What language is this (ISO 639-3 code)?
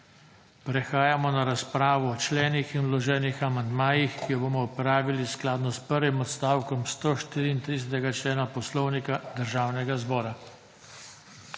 slv